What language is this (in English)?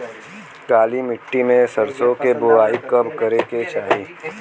Bhojpuri